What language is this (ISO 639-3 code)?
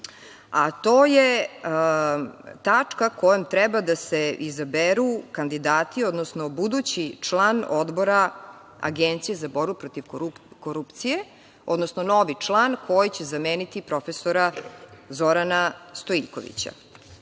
srp